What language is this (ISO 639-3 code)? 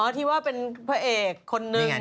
tha